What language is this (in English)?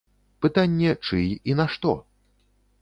Belarusian